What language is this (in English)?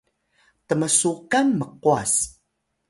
Atayal